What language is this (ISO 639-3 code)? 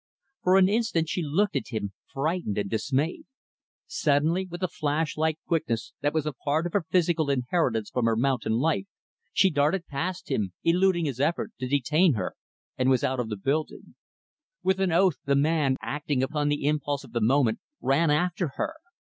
eng